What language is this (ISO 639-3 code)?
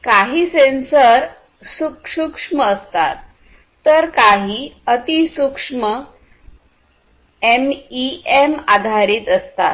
mar